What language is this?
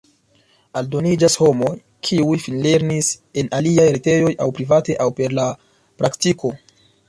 Esperanto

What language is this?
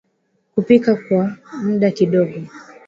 Swahili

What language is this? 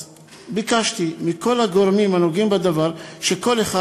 Hebrew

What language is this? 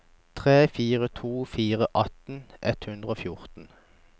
Norwegian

